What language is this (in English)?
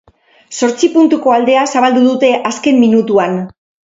Basque